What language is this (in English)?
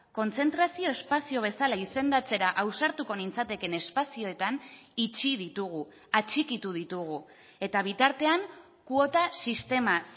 Basque